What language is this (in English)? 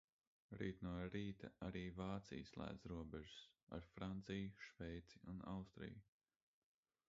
Latvian